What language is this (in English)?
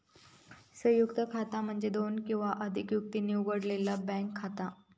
Marathi